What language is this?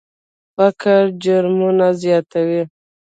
Pashto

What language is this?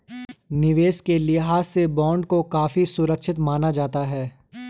Hindi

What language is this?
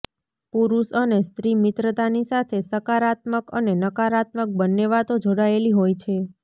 Gujarati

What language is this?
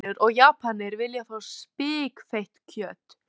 Icelandic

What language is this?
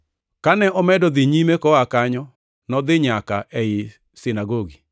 Luo (Kenya and Tanzania)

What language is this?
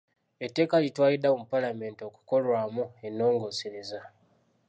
Ganda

